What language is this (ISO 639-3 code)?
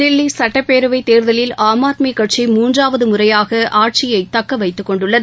tam